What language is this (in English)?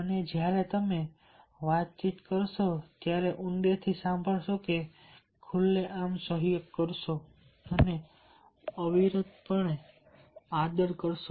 Gujarati